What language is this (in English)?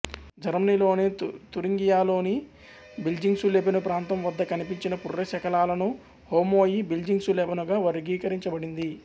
Telugu